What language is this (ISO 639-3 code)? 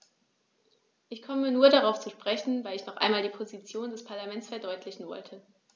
deu